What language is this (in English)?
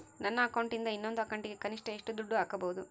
Kannada